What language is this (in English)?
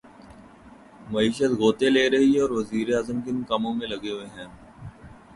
Urdu